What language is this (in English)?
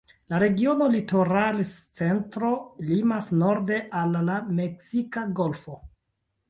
Esperanto